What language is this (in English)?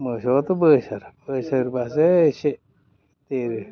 Bodo